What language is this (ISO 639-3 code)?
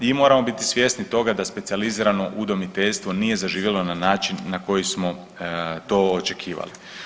hrv